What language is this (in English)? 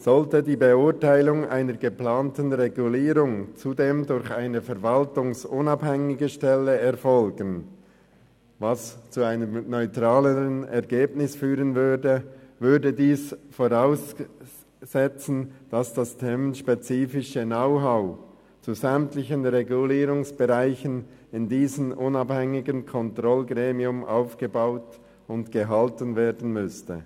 Swiss German